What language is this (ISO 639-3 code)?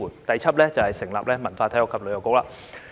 yue